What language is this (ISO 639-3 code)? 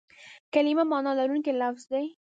pus